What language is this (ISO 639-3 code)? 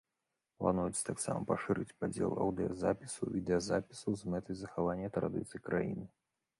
bel